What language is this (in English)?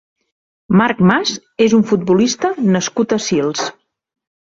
Catalan